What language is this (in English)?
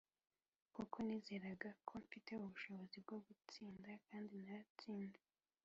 Kinyarwanda